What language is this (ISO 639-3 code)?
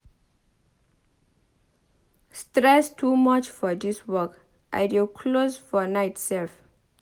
pcm